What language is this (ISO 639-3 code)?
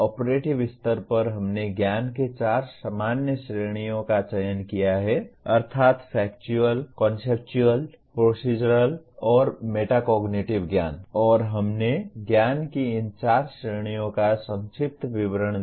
hin